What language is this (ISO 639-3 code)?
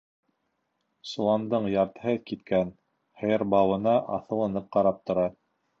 bak